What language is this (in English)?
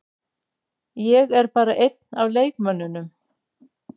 Icelandic